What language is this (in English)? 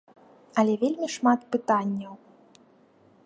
Belarusian